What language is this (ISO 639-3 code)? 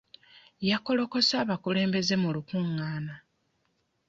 lug